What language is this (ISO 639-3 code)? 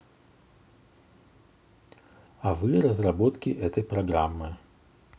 rus